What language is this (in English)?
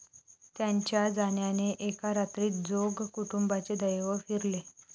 Marathi